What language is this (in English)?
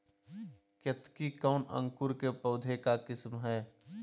Magahi